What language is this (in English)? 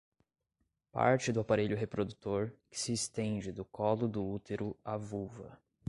Portuguese